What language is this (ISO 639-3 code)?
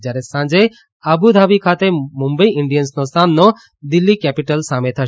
guj